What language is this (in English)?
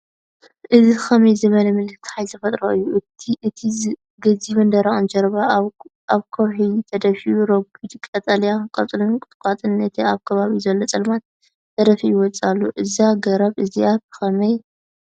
Tigrinya